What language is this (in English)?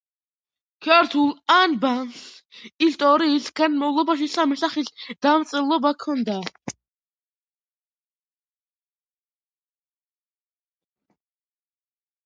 Georgian